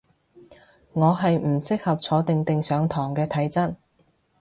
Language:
Cantonese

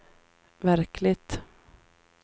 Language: Swedish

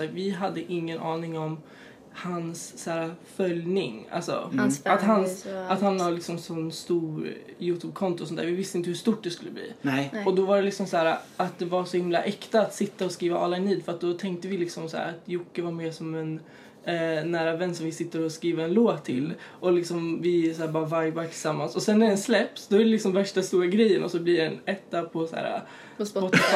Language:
Swedish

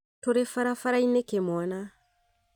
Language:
Kikuyu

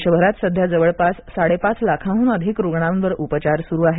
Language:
Marathi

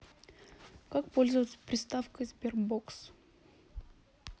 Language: Russian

